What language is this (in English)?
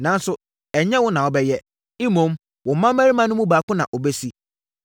Akan